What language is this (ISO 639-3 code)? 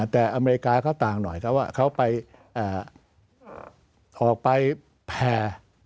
tha